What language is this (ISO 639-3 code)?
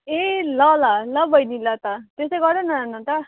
nep